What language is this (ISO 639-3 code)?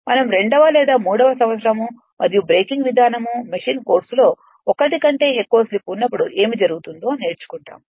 tel